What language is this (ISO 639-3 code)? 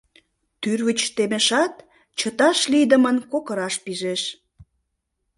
chm